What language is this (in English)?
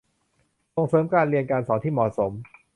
Thai